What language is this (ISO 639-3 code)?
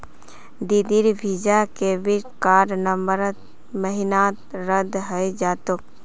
mag